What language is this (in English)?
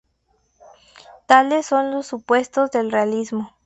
Spanish